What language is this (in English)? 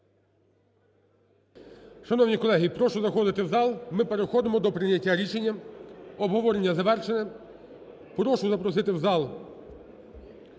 Ukrainian